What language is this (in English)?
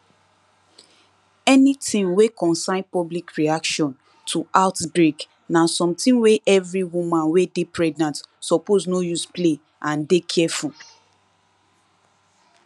Nigerian Pidgin